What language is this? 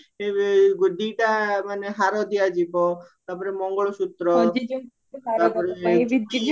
Odia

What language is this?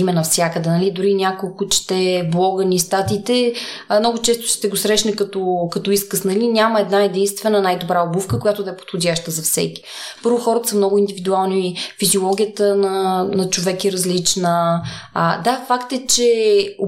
Bulgarian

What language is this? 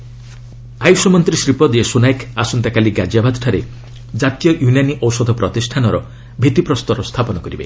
Odia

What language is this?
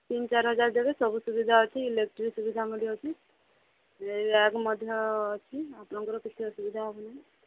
Odia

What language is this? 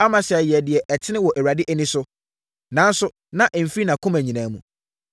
Akan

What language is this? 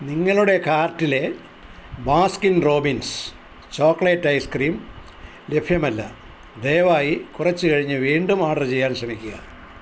Malayalam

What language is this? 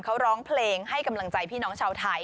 Thai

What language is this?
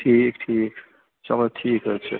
Kashmiri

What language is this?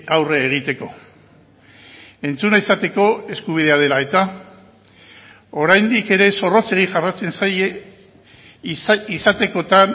Basque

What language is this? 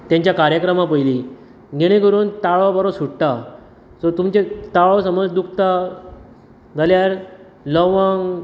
Konkani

